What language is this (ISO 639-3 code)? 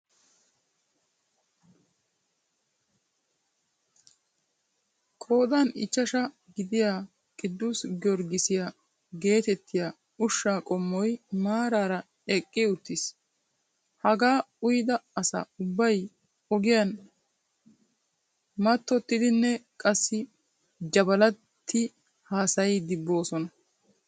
wal